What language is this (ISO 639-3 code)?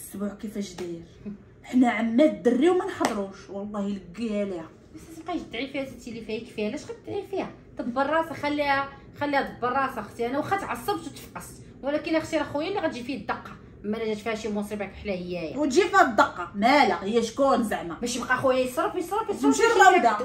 ara